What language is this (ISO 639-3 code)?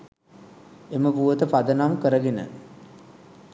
sin